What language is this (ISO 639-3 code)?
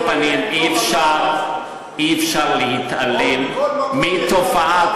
heb